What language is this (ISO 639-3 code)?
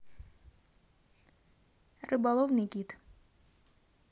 rus